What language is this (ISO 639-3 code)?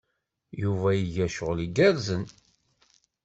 kab